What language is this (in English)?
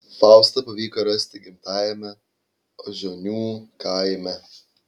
Lithuanian